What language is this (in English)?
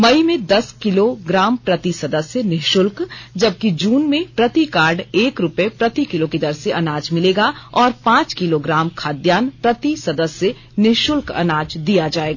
Hindi